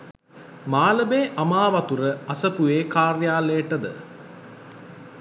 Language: Sinhala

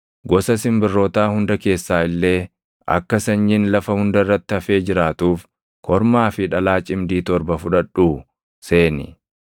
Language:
Oromo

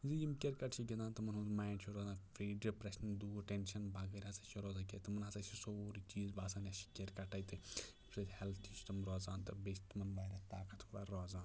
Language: Kashmiri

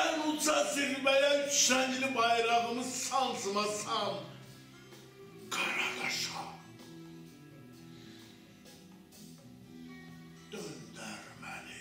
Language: Turkish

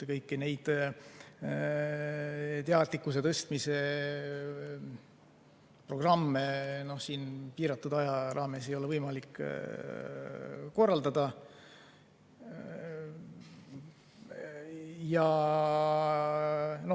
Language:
Estonian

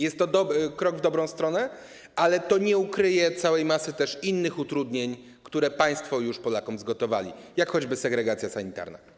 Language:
Polish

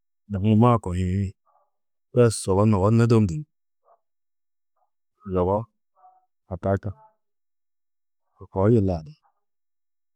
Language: Tedaga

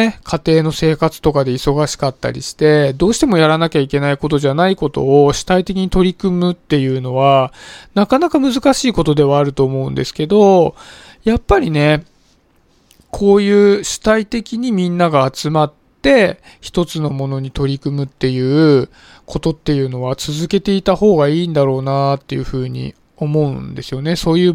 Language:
Japanese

